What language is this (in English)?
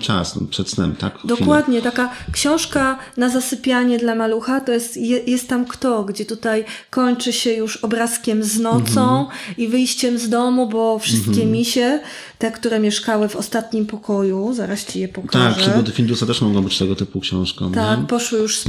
Polish